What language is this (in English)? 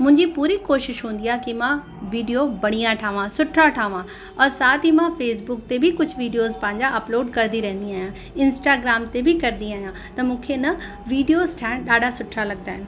Sindhi